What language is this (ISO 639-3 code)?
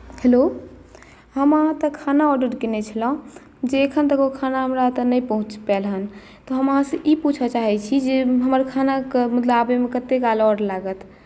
mai